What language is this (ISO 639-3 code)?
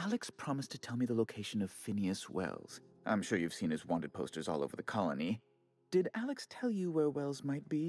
ita